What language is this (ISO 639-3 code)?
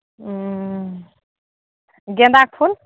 mai